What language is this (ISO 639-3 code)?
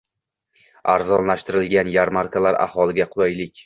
uzb